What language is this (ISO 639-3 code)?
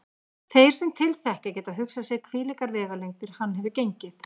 isl